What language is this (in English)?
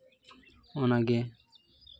Santali